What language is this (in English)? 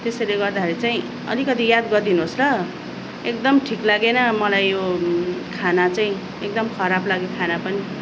Nepali